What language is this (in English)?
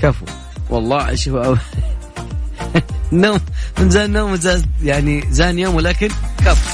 Arabic